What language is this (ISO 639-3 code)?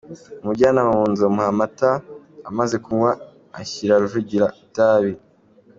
kin